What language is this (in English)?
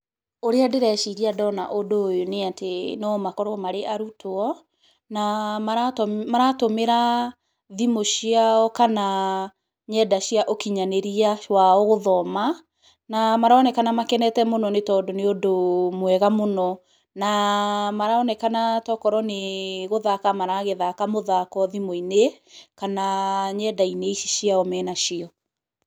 Kikuyu